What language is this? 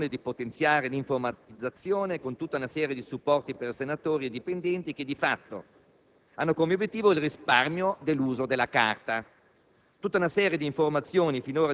Italian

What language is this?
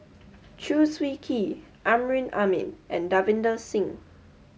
English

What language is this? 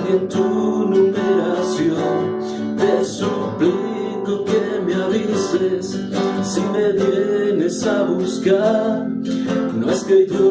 Spanish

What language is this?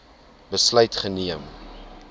Afrikaans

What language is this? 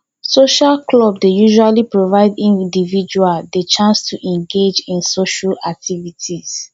Nigerian Pidgin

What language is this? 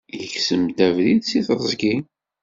Kabyle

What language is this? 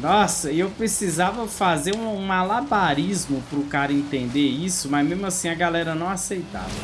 Portuguese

